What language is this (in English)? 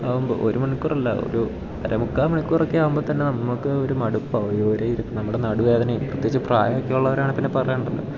Malayalam